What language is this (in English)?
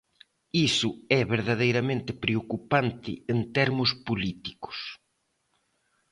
Galician